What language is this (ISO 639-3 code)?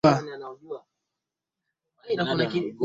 swa